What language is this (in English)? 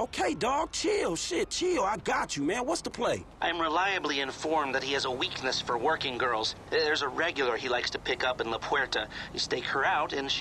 Polish